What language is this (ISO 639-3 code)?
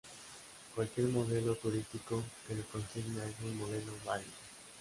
spa